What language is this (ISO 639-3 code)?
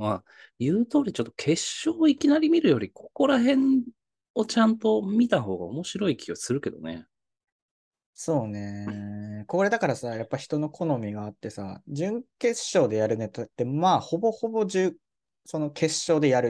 jpn